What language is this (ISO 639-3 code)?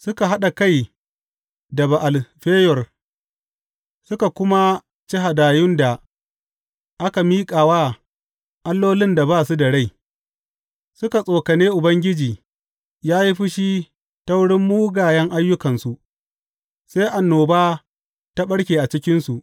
hau